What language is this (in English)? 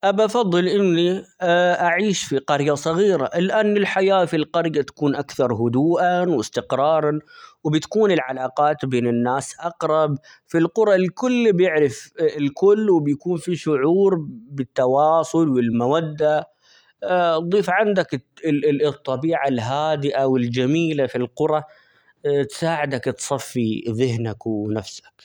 Omani Arabic